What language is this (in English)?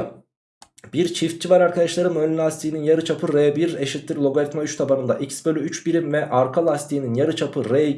Turkish